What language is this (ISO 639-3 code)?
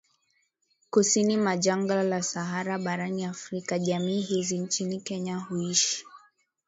swa